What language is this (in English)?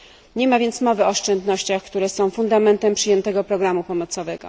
Polish